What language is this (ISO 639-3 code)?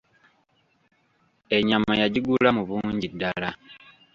lug